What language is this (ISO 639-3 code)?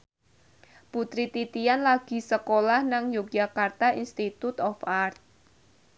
jav